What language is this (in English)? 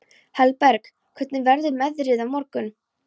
Icelandic